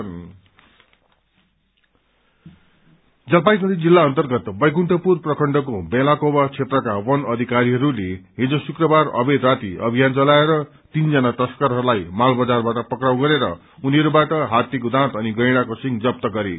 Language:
Nepali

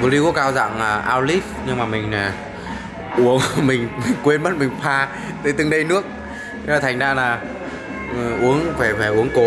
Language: Vietnamese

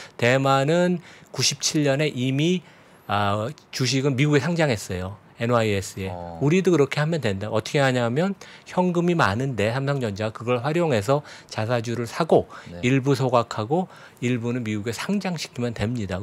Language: Korean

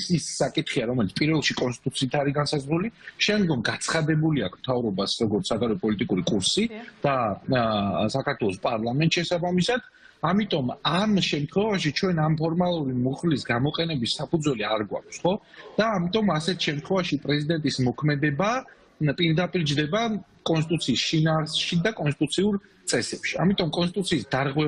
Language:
Romanian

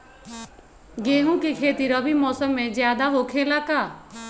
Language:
Magahi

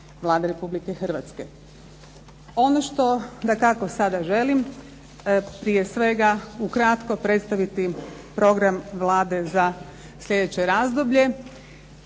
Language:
Croatian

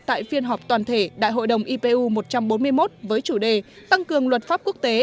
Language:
Vietnamese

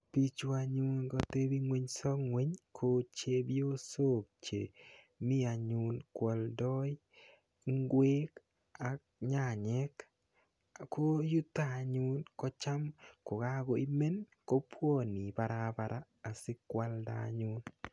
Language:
Kalenjin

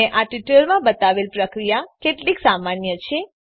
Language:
Gujarati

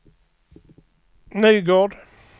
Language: Swedish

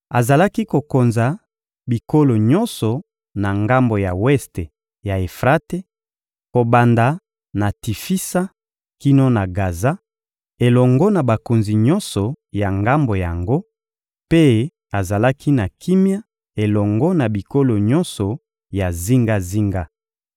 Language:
Lingala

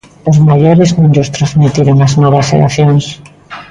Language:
Galician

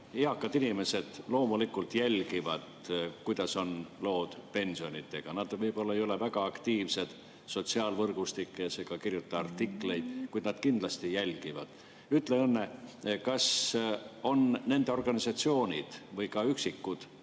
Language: Estonian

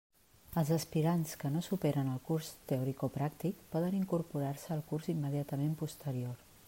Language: Catalan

